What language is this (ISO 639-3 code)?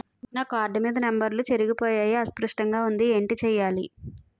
tel